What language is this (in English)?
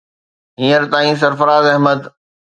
Sindhi